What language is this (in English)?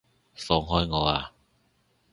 Cantonese